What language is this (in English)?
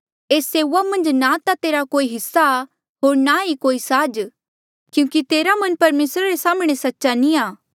Mandeali